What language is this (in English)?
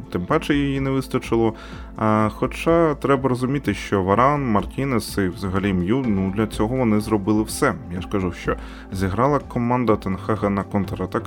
Ukrainian